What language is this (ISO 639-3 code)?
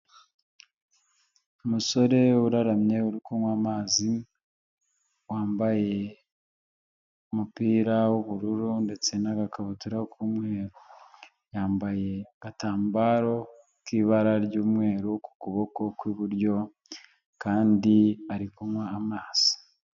kin